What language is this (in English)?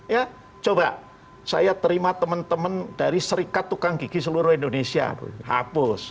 Indonesian